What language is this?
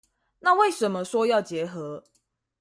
Chinese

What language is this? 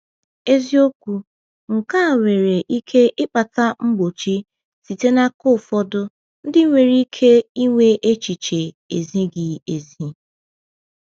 Igbo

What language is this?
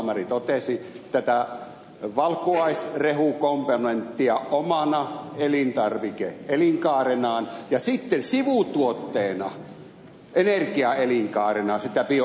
Finnish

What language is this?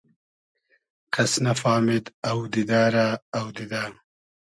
Hazaragi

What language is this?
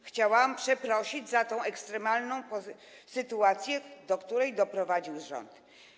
Polish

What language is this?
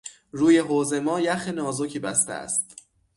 Persian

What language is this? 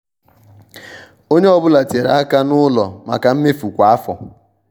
Igbo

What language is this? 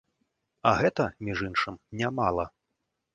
Belarusian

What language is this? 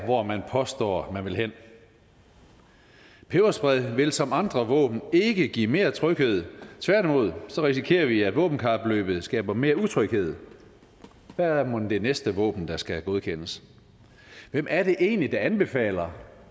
Danish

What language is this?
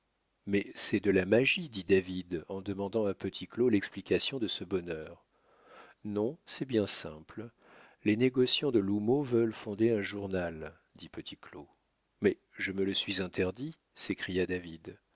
French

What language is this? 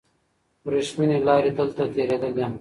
Pashto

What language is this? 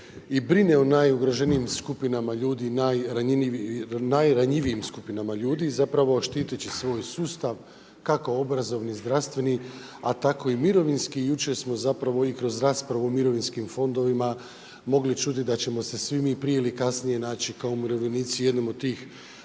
Croatian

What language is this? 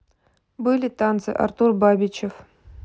Russian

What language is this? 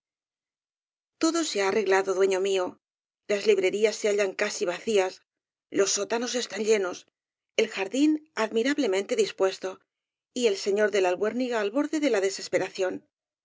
Spanish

